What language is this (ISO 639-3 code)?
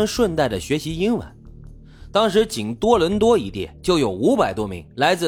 zho